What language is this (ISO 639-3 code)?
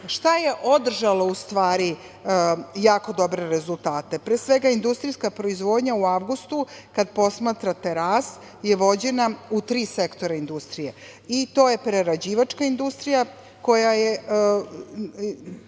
srp